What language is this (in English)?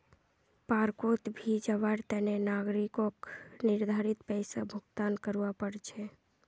Magahi